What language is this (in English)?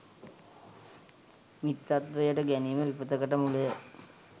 Sinhala